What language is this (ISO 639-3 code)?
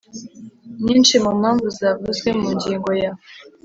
kin